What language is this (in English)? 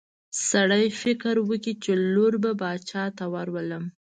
Pashto